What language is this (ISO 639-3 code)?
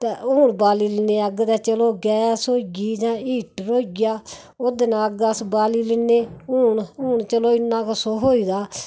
doi